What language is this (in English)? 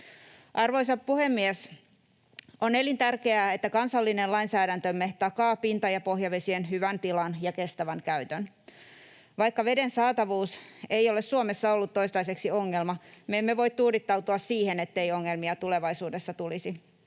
Finnish